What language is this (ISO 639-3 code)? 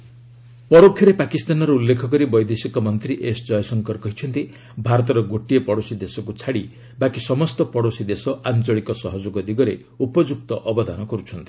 ori